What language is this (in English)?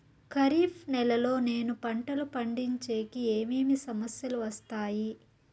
Telugu